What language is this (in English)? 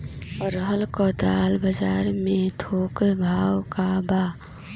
Bhojpuri